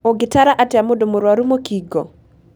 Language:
Kikuyu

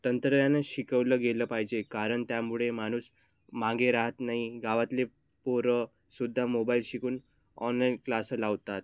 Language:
Marathi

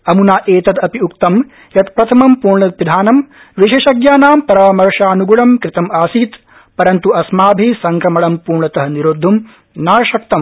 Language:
Sanskrit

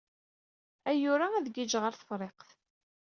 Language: Kabyle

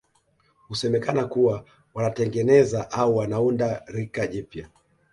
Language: Swahili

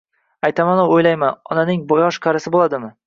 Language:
Uzbek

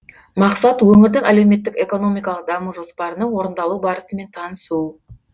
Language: Kazakh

